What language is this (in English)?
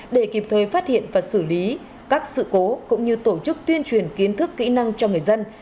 Vietnamese